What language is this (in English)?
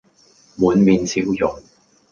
Cantonese